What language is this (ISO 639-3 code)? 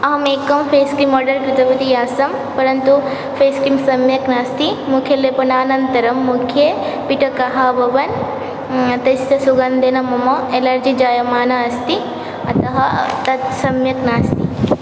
san